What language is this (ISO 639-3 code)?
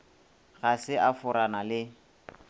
nso